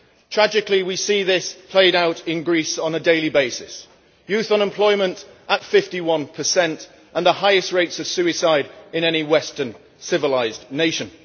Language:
English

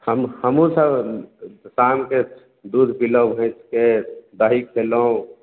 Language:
Maithili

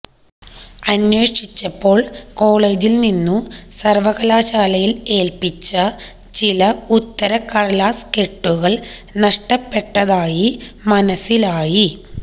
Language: Malayalam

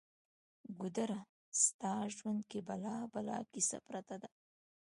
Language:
Pashto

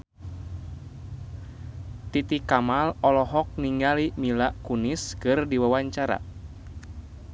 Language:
Sundanese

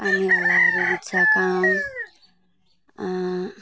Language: Nepali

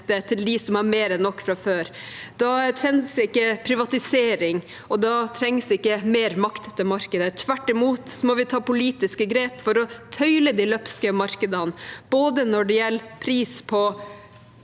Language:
Norwegian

